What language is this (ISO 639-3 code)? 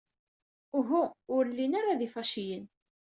kab